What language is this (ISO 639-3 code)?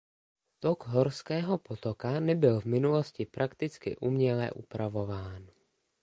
ces